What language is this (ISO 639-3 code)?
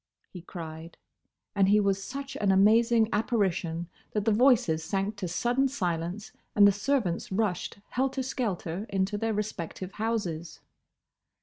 eng